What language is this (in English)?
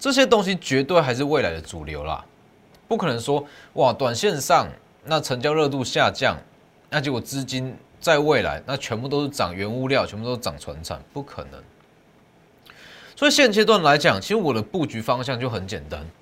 Chinese